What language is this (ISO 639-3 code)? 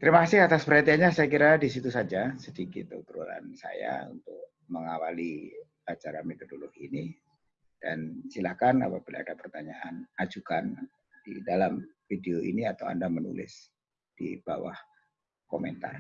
ind